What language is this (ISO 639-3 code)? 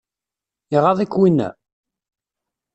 kab